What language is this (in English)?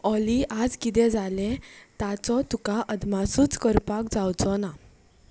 Konkani